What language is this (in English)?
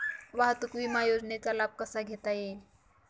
Marathi